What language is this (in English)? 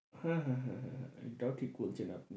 Bangla